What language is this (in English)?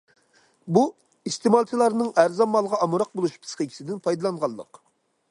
Uyghur